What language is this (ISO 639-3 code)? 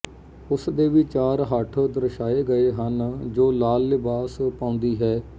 pan